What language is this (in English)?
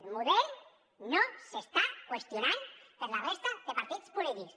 Catalan